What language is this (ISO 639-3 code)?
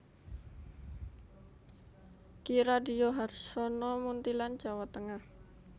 jav